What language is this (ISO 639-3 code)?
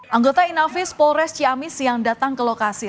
ind